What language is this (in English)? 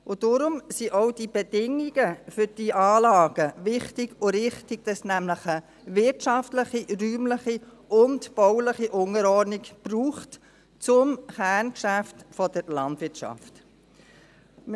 Swiss German